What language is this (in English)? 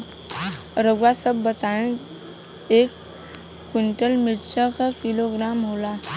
Bhojpuri